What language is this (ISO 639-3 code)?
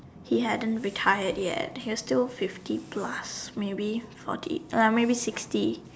eng